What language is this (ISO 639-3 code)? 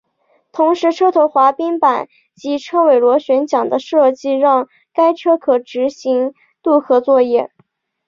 zho